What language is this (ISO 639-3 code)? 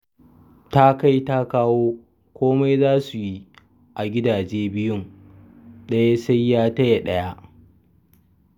hau